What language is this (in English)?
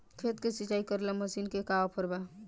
Bhojpuri